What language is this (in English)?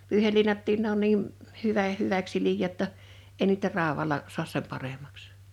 Finnish